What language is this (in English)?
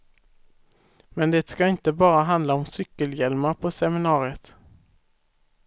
Swedish